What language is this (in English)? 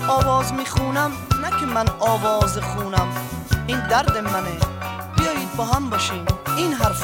Persian